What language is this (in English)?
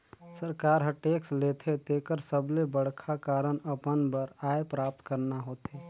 Chhattisgarhi